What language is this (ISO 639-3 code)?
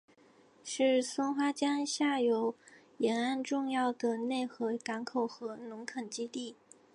zho